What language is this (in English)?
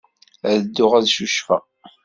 Kabyle